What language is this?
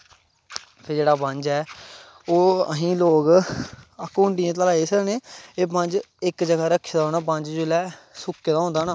Dogri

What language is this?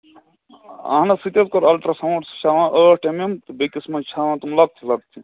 Kashmiri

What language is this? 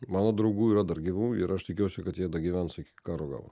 Lithuanian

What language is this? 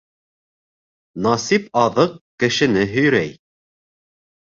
Bashkir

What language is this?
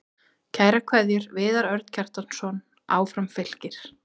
Icelandic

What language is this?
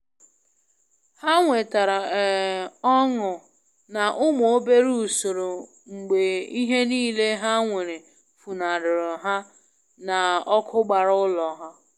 Igbo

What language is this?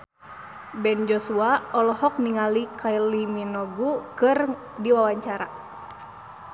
Sundanese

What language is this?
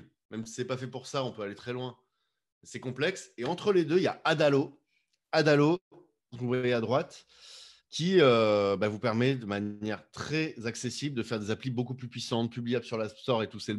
French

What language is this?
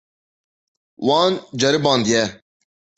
Kurdish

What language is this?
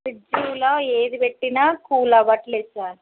Telugu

